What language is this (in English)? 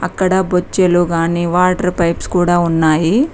Telugu